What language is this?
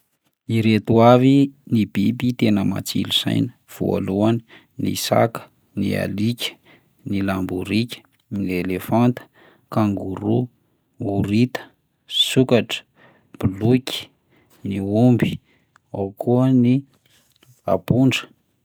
Malagasy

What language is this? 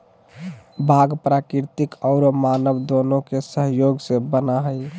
Magahi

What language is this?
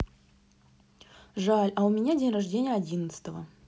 Russian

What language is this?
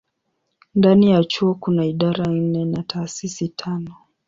Swahili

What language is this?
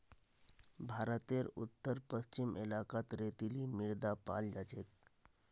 Magahi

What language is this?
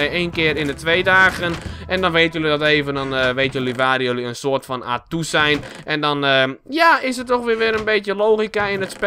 Dutch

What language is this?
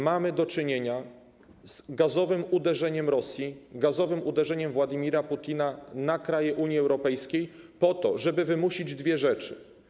Polish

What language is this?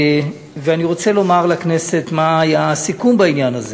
Hebrew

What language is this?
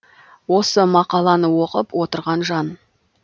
Kazakh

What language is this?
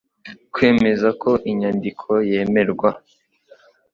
Kinyarwanda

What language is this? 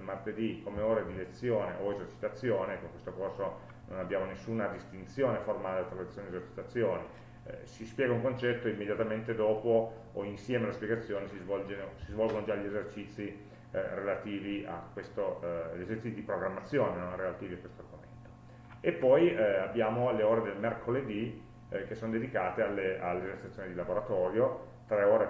Italian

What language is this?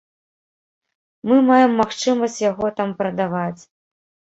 Belarusian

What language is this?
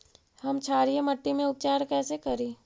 Magahi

